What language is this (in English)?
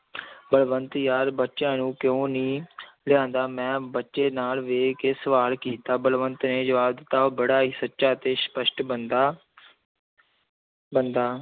Punjabi